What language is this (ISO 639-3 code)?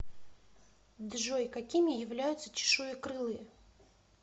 rus